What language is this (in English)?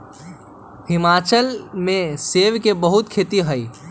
Magahi